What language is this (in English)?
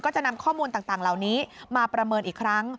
Thai